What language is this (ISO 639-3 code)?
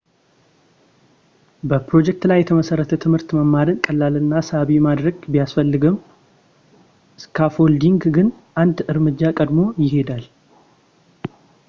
amh